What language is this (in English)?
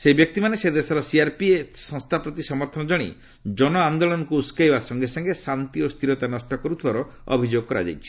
Odia